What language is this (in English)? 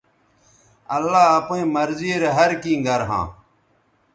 Bateri